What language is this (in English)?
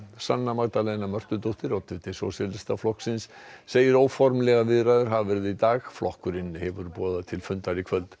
Icelandic